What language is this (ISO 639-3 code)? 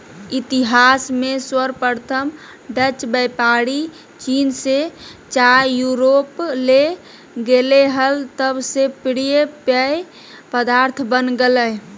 mag